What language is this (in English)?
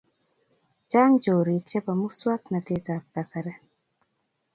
Kalenjin